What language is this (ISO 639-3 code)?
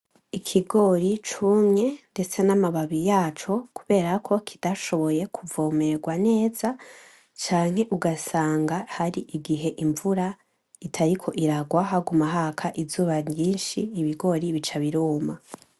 run